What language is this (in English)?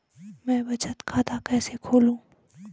Hindi